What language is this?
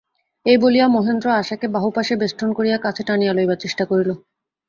Bangla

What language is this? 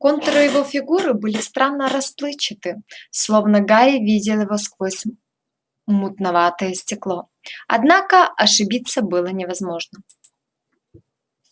Russian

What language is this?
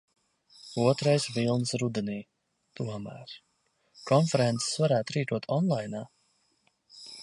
Latvian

